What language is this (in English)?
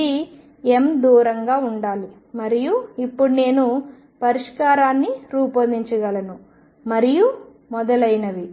Telugu